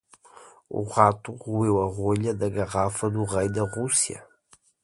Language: Portuguese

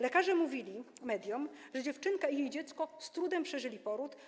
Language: Polish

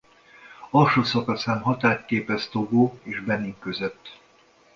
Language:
Hungarian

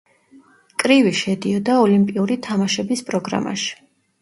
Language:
Georgian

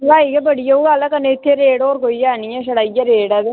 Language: Dogri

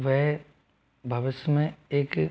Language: Hindi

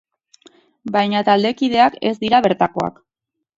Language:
Basque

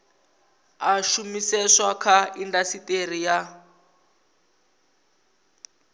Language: Venda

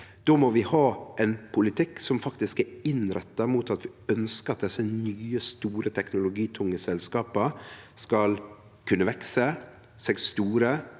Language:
Norwegian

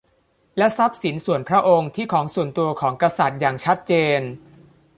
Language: Thai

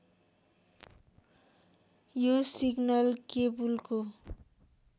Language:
Nepali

